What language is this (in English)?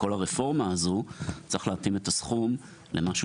Hebrew